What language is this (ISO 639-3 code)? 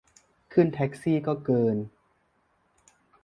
tha